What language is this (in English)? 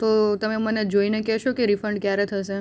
Gujarati